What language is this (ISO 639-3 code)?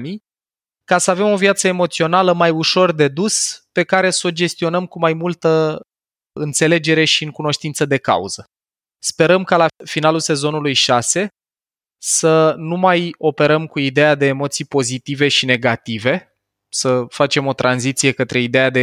ron